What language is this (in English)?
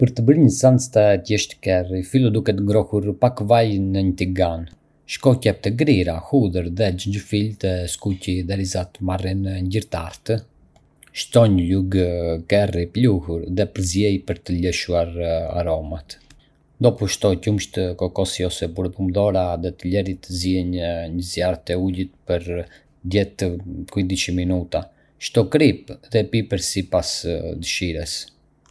Arbëreshë Albanian